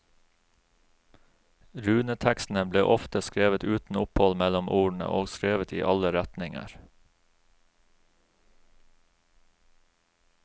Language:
Norwegian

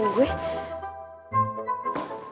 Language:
Indonesian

